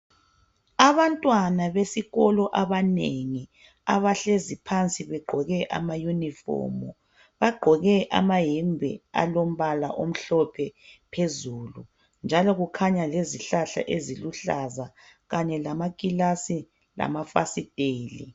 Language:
North Ndebele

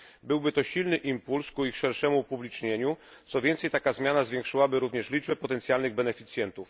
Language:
Polish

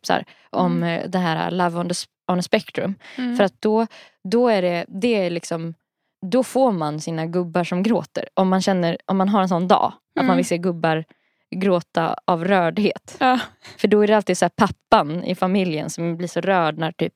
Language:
Swedish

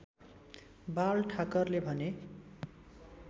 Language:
Nepali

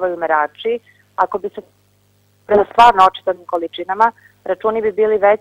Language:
Italian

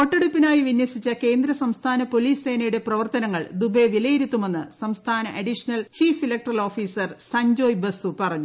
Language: Malayalam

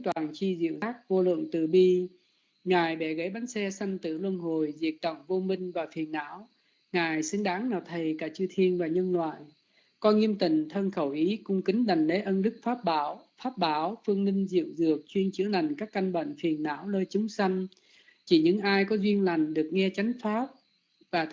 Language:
Vietnamese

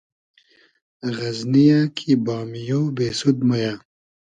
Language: Hazaragi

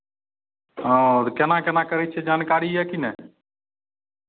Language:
Maithili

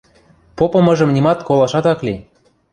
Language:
Western Mari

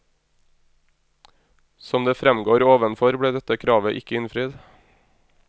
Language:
Norwegian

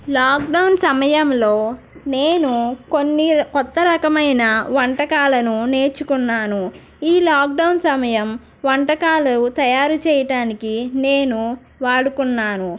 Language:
Telugu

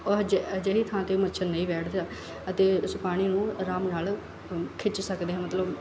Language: Punjabi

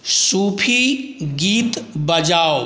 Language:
Maithili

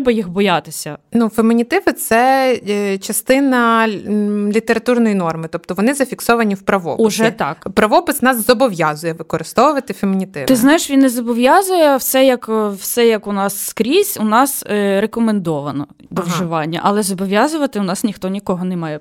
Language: Ukrainian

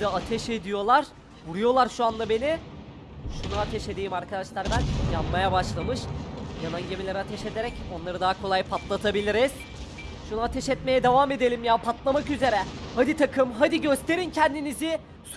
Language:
Turkish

